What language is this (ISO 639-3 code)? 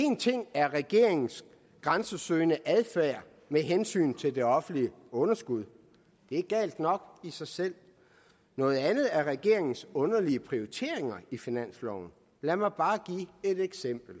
dan